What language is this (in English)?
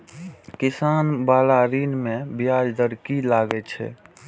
Maithili